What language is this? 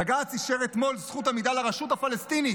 Hebrew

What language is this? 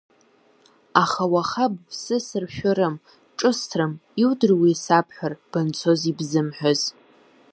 Abkhazian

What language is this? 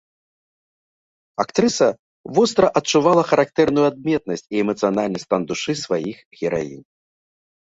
Belarusian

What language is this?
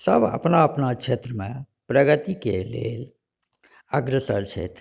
Maithili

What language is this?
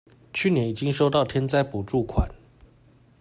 Chinese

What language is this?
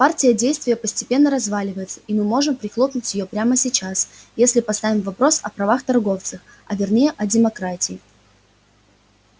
Russian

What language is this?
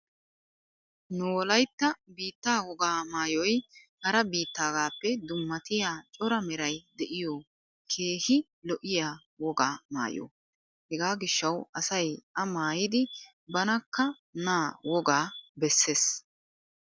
Wolaytta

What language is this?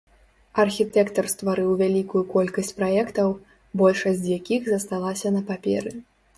Belarusian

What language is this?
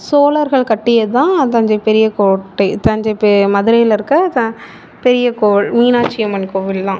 Tamil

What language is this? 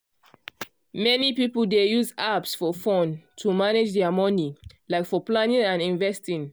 Nigerian Pidgin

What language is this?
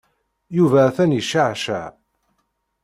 Kabyle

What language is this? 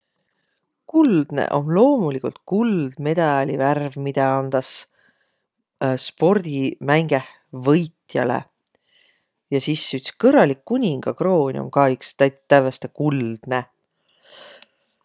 Võro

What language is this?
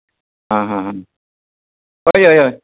Konkani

